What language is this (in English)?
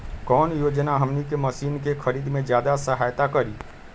Magahi